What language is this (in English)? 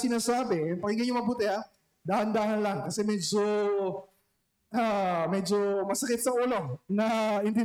Filipino